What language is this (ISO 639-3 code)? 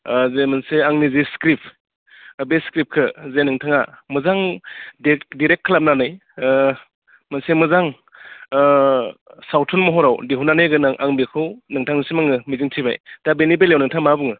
brx